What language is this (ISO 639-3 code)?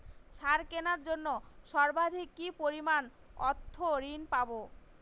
ben